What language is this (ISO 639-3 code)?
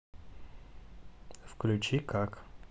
rus